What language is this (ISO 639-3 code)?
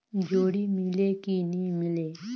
hne